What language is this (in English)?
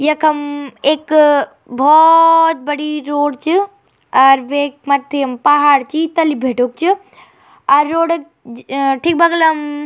Garhwali